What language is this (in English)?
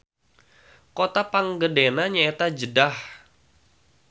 Sundanese